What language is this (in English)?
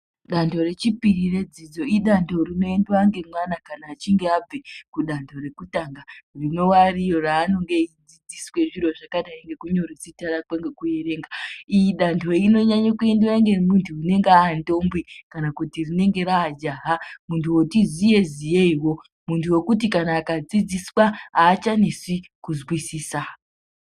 Ndau